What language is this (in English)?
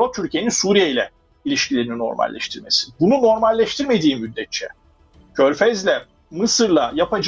Turkish